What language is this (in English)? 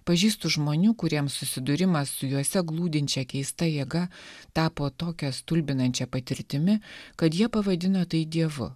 Lithuanian